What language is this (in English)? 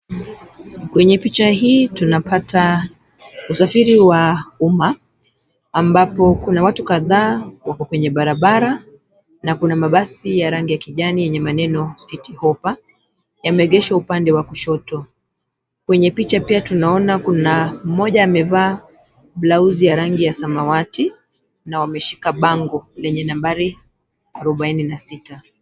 Swahili